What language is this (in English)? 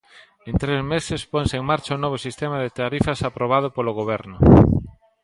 Galician